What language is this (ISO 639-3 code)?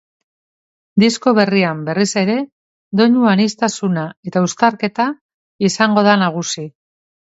eus